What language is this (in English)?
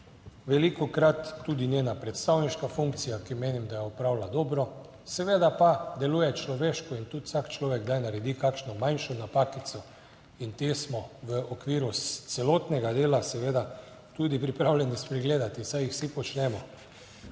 Slovenian